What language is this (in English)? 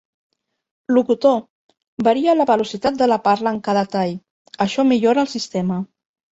Catalan